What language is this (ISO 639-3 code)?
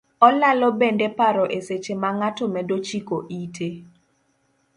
luo